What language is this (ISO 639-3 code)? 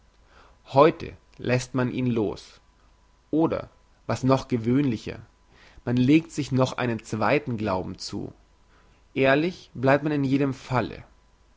deu